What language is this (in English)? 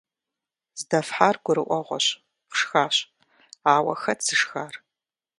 Kabardian